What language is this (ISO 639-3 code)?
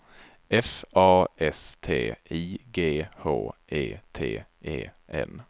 swe